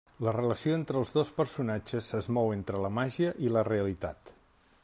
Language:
Catalan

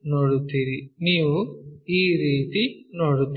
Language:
Kannada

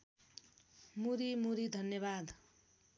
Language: Nepali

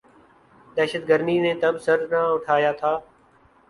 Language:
Urdu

